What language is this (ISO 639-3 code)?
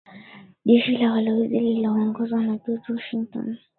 swa